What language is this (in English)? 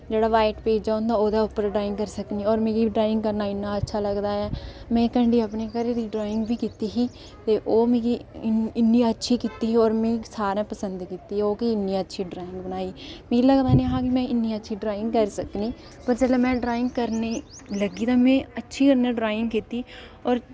Dogri